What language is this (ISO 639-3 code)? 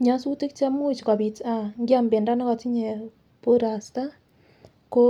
kln